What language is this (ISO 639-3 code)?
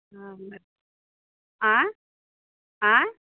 mai